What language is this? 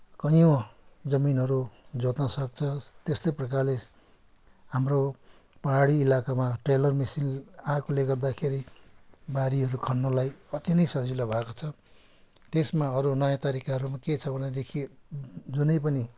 Nepali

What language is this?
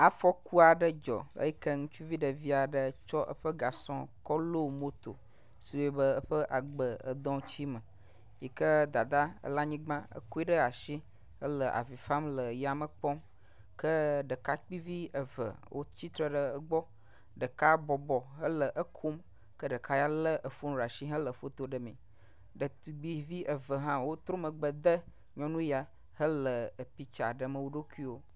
Ewe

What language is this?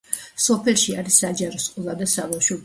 Georgian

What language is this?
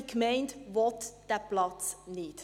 Swiss German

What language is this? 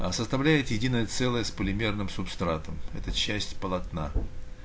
Russian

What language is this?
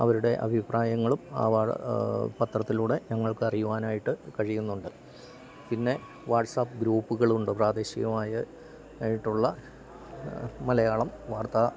Malayalam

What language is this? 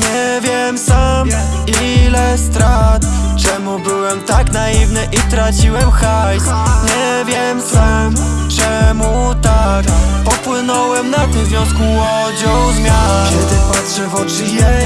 Polish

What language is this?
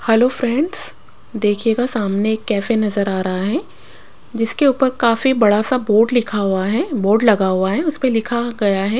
Hindi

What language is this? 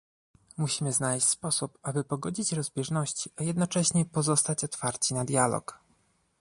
Polish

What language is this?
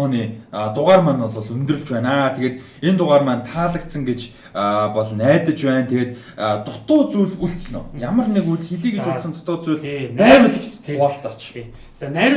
Korean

